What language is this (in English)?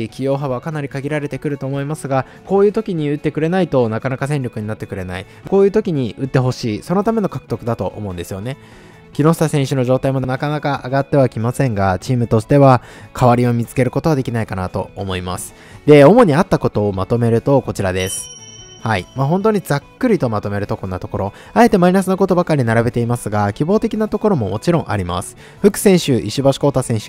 Japanese